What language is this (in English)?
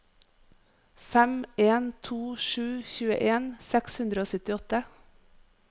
Norwegian